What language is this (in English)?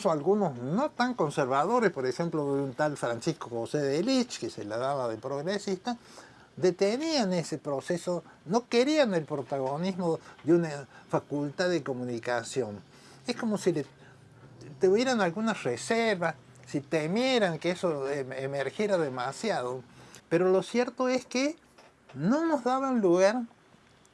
Spanish